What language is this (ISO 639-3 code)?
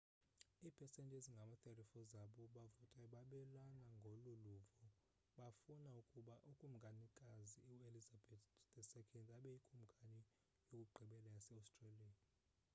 xho